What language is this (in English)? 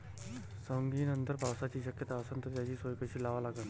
Marathi